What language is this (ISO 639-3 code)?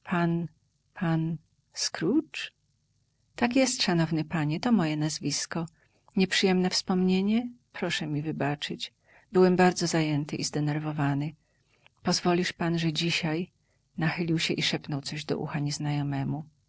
pol